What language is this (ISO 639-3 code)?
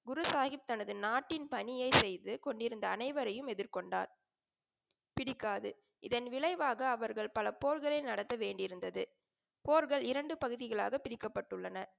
tam